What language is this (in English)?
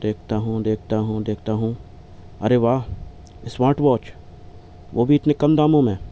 Urdu